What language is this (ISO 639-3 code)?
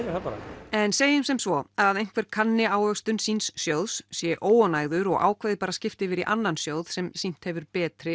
isl